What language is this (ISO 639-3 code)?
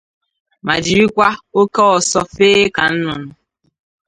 ibo